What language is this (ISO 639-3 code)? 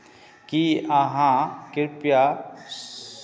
mai